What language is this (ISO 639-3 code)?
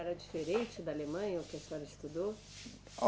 por